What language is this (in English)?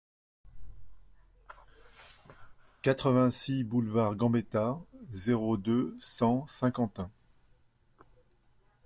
French